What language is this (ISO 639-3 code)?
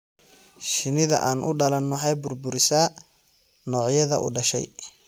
som